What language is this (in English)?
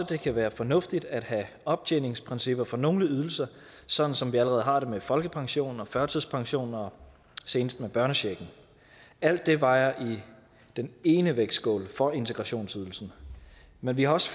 Danish